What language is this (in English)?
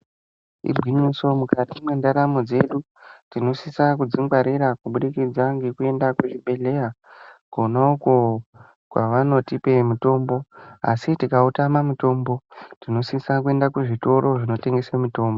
Ndau